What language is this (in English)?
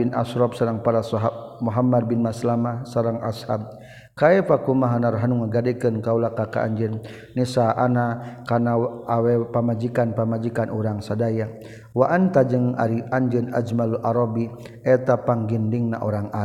Malay